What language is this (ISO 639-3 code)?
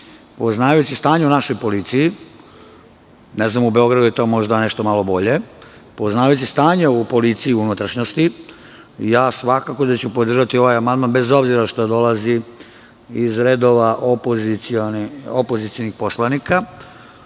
srp